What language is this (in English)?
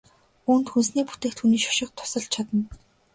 Mongolian